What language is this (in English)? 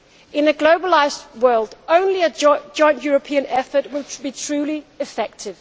English